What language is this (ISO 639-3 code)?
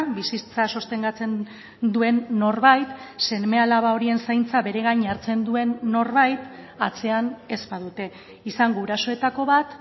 eus